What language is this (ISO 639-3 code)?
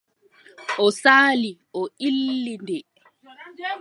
fub